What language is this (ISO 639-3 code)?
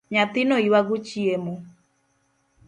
luo